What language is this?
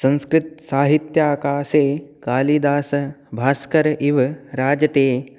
Sanskrit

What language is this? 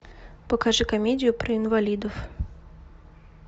Russian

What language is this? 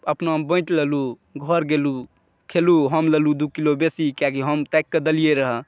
Maithili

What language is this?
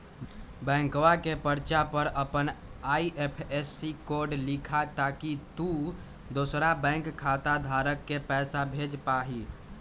Magahi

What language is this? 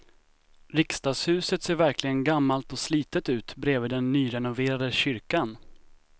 Swedish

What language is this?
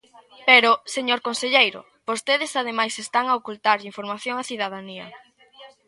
Galician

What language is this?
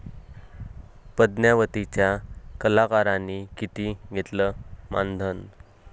Marathi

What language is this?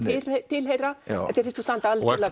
Icelandic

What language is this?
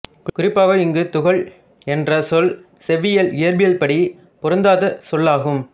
Tamil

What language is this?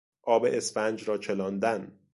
Persian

